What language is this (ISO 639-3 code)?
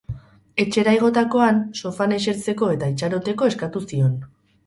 eus